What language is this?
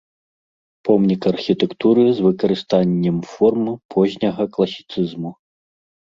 Belarusian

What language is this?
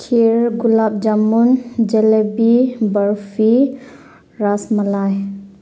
Manipuri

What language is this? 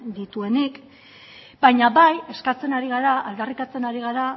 Basque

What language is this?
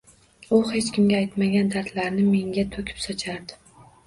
Uzbek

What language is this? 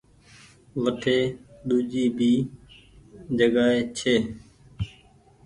Goaria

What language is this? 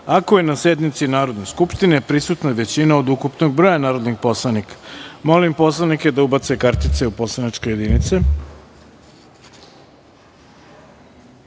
Serbian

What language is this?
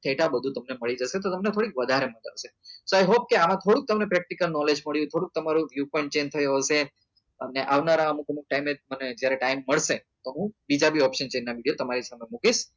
Gujarati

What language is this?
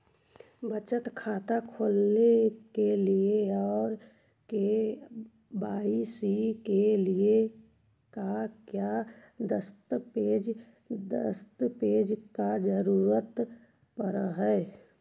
Magahi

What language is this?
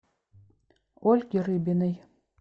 Russian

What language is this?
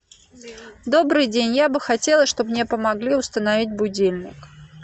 Russian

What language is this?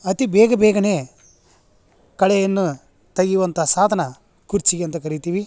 Kannada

